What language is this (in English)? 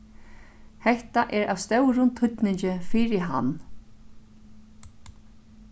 Faroese